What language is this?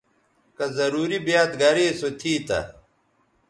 Bateri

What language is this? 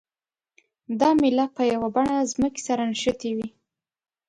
Pashto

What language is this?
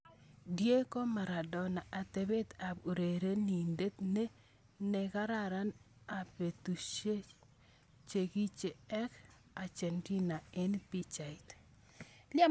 Kalenjin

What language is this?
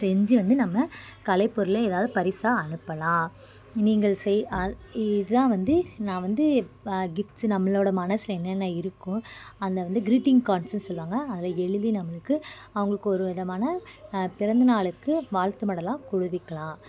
Tamil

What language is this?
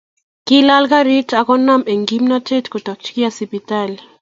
Kalenjin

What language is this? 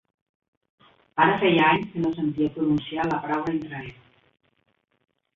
Catalan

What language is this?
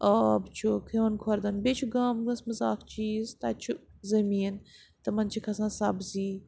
Kashmiri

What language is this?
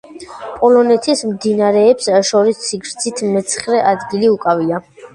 Georgian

